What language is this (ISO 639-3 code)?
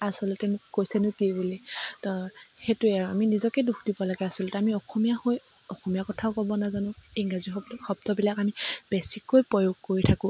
asm